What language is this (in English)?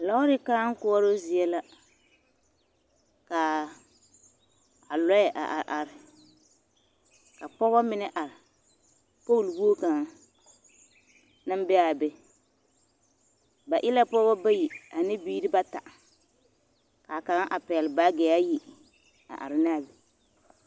Southern Dagaare